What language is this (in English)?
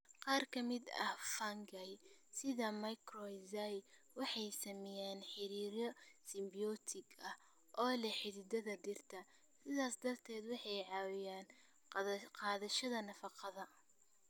Somali